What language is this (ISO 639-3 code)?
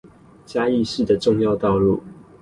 zho